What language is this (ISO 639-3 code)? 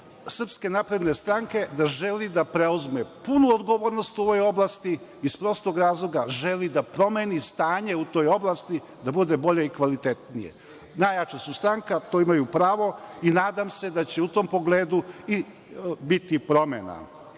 srp